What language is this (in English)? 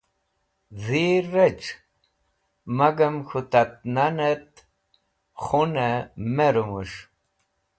Wakhi